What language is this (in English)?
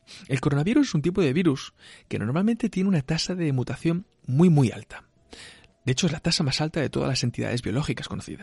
Spanish